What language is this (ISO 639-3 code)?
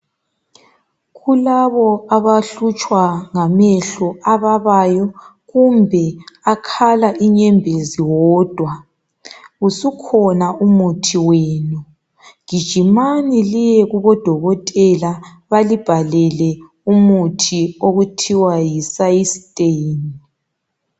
nde